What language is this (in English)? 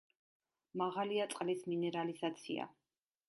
Georgian